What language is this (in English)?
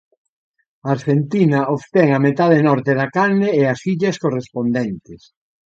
Galician